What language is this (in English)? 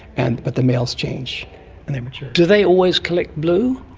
English